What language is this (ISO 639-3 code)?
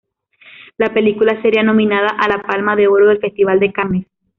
spa